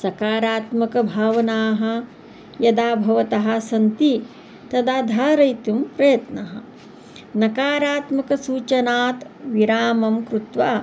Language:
Sanskrit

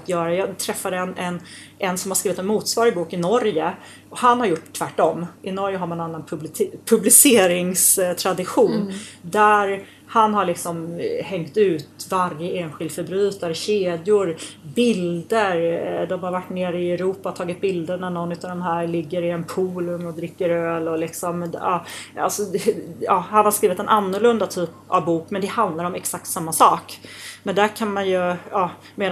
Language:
Swedish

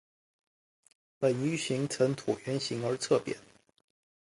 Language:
Chinese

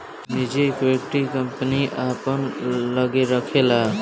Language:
Bhojpuri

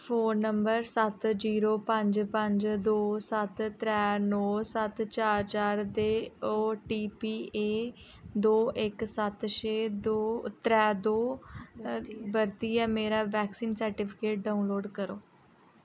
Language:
Dogri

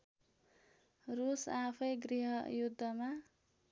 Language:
Nepali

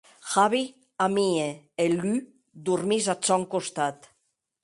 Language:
Occitan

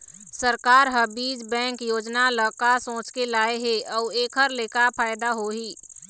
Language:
Chhattisgarhi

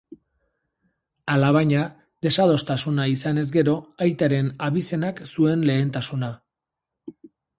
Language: Basque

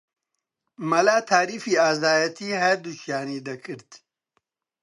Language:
Central Kurdish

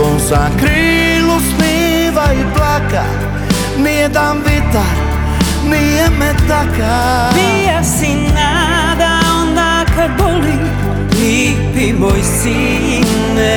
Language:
Croatian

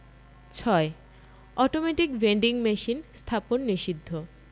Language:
Bangla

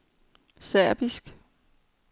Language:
Danish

